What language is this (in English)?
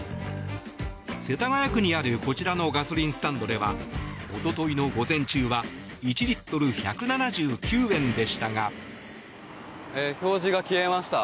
Japanese